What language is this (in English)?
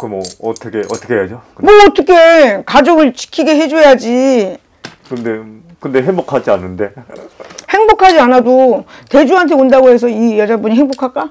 Korean